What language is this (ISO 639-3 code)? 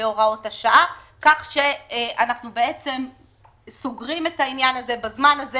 heb